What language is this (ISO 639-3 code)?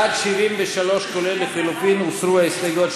heb